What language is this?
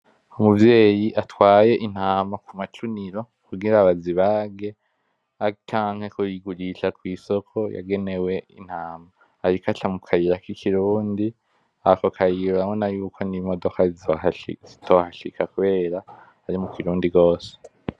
Rundi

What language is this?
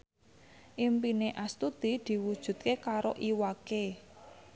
Javanese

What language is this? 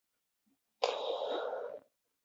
Chinese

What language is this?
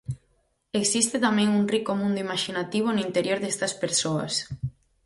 Galician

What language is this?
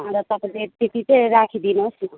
Nepali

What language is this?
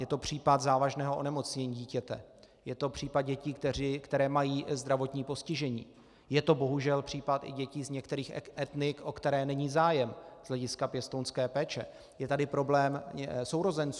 Czech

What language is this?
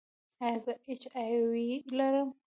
Pashto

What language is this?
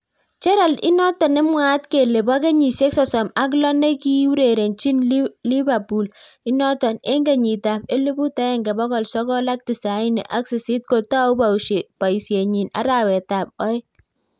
Kalenjin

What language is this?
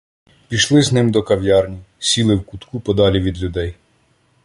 Ukrainian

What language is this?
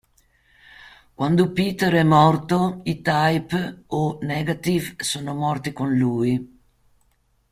Italian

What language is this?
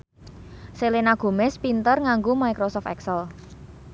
Javanese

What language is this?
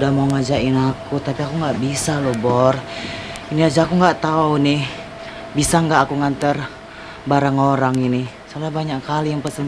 Indonesian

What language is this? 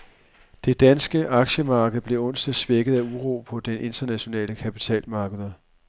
Danish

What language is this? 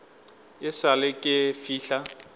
Northern Sotho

